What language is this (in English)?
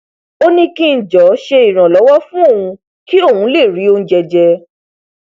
Yoruba